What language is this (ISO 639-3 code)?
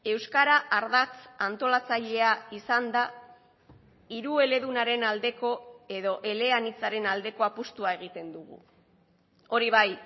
eus